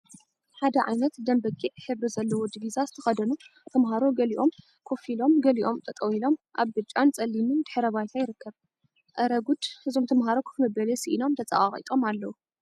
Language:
Tigrinya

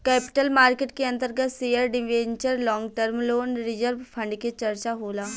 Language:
Bhojpuri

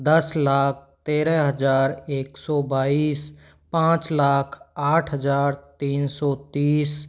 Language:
Hindi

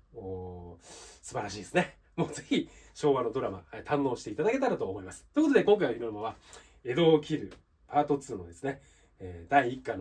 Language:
Japanese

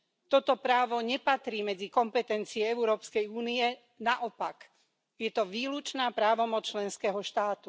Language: Slovak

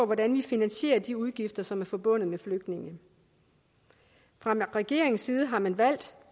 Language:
Danish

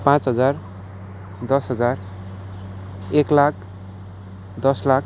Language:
Nepali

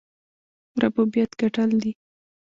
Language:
Pashto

